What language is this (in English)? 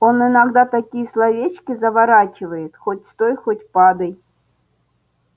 Russian